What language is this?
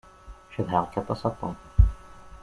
Kabyle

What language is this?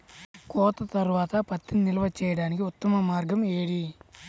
Telugu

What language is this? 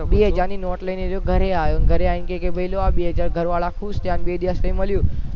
Gujarati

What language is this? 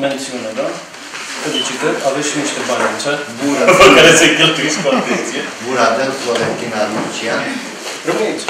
Romanian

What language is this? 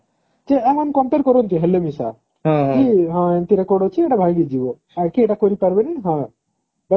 Odia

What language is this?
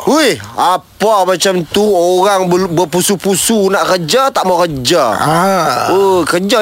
Malay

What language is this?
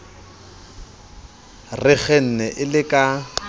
Southern Sotho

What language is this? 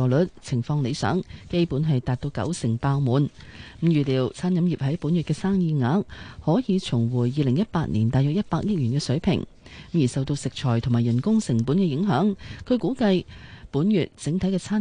Chinese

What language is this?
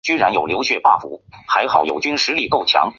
Chinese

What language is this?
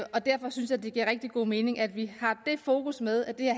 Danish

